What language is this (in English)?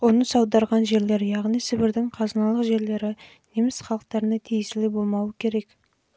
Kazakh